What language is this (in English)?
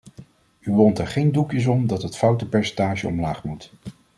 Dutch